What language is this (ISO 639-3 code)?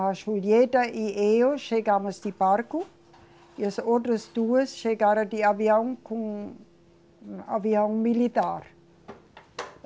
por